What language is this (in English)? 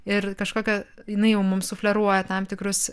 Lithuanian